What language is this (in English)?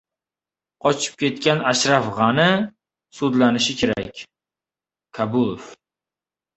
Uzbek